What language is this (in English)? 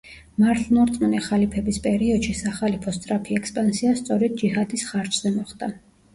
Georgian